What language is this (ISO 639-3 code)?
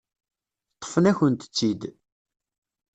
kab